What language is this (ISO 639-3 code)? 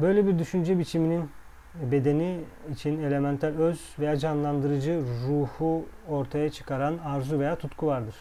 tur